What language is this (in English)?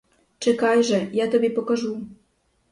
Ukrainian